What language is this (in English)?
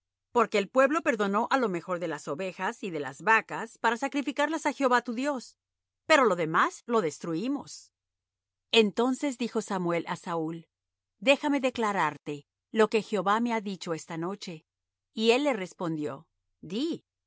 Spanish